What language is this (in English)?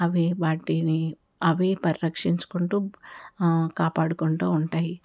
Telugu